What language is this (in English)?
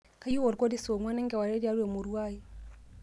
Masai